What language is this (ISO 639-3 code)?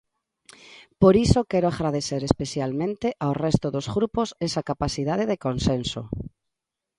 glg